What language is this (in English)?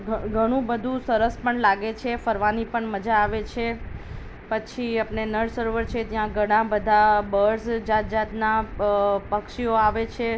Gujarati